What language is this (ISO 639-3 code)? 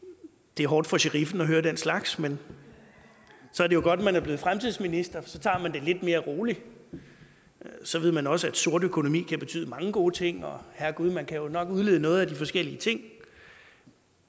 dan